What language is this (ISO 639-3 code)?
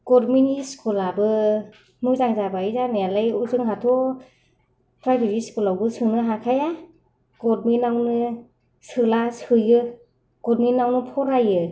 brx